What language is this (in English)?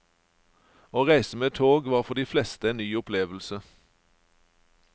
Norwegian